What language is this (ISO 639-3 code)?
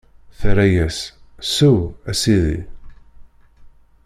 kab